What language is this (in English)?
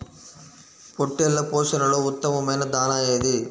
Telugu